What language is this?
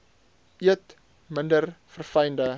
Afrikaans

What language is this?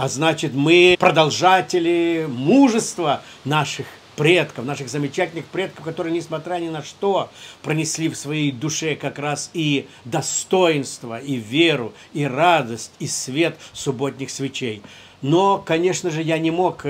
Russian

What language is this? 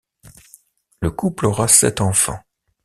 French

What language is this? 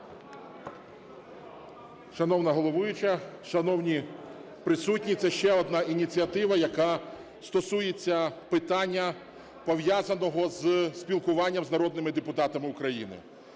Ukrainian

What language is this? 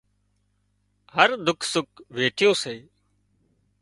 Wadiyara Koli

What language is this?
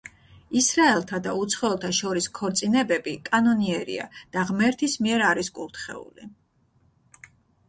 Georgian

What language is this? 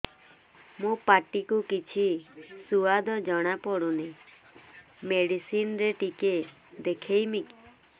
Odia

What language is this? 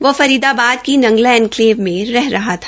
Hindi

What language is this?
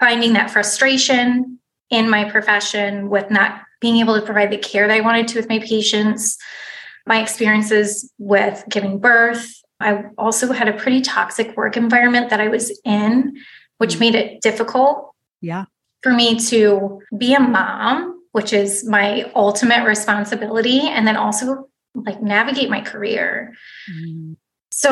English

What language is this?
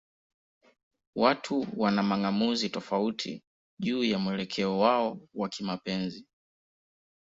Swahili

